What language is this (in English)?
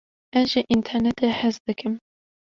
Kurdish